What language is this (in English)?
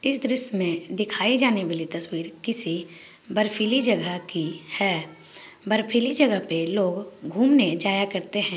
Magahi